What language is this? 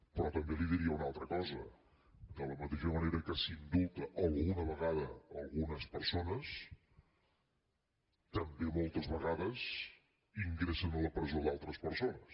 Catalan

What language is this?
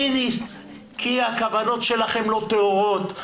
Hebrew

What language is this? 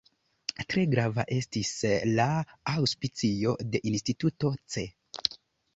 Esperanto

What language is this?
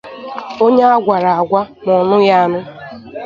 Igbo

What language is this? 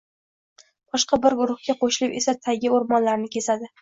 Uzbek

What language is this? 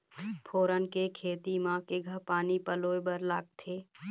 Chhattisgarhi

